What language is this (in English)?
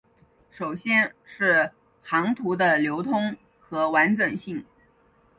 Chinese